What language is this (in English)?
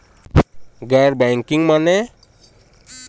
Bhojpuri